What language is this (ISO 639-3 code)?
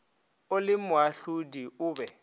nso